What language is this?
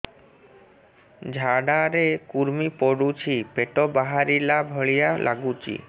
Odia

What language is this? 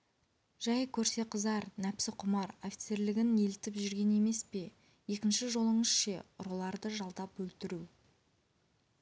Kazakh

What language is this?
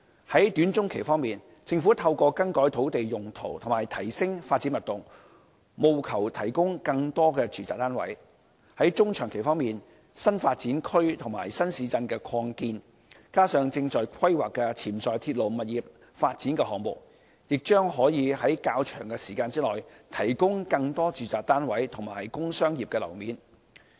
Cantonese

